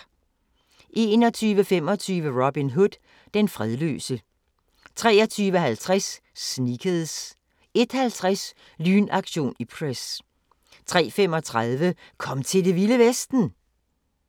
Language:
Danish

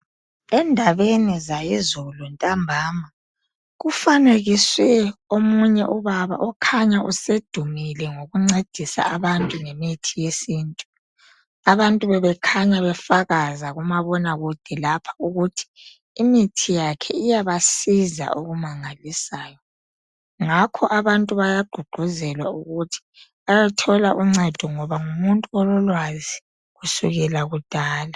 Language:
North Ndebele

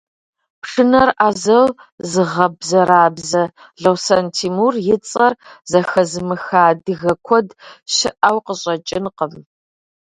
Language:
Kabardian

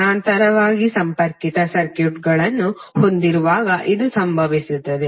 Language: Kannada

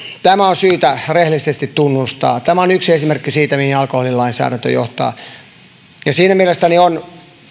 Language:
Finnish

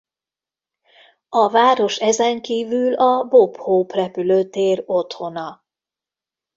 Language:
Hungarian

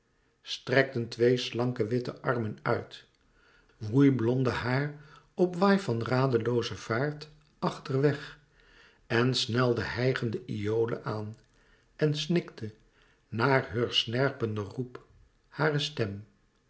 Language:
Dutch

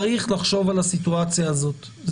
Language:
Hebrew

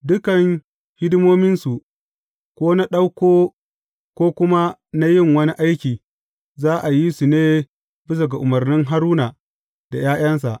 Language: Hausa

